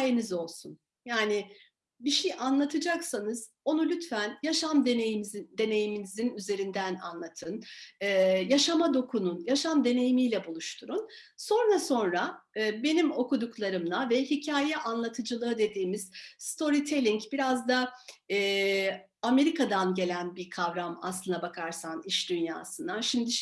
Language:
Turkish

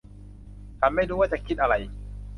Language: Thai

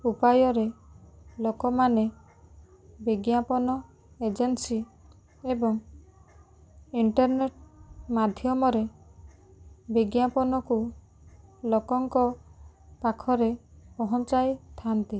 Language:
Odia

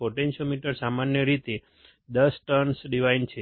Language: Gujarati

